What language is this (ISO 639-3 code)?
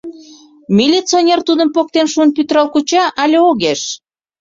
chm